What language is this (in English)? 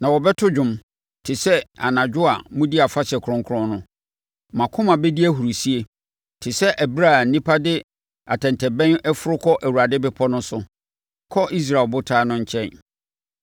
Akan